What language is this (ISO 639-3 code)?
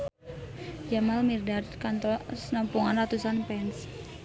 sun